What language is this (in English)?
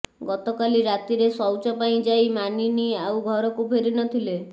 Odia